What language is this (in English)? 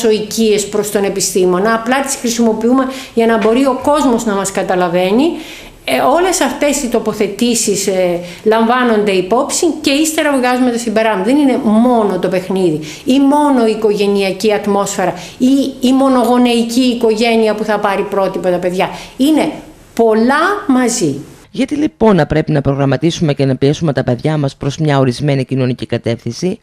Greek